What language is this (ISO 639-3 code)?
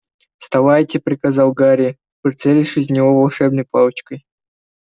rus